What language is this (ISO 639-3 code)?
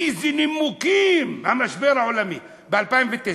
heb